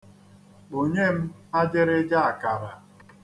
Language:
Igbo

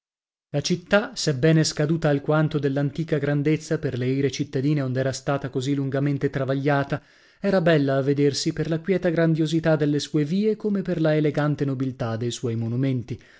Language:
Italian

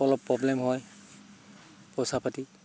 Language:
Assamese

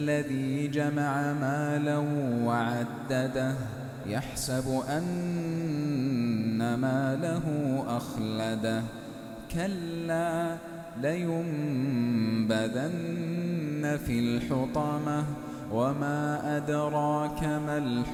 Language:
Arabic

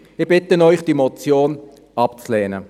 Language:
Swiss German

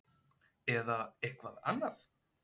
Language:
Icelandic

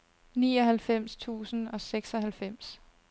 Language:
Danish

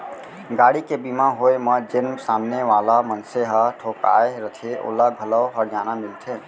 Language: Chhattisgarhi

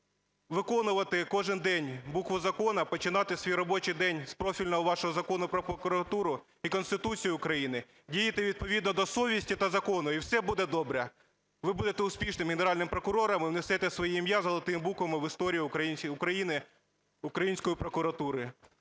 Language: Ukrainian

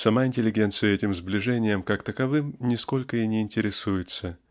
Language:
Russian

